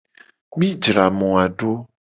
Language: Gen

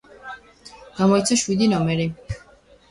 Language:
Georgian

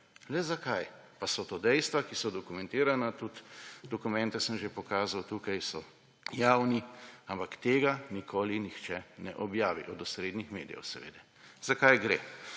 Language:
Slovenian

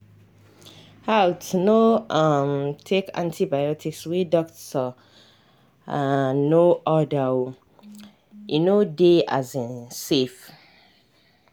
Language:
Nigerian Pidgin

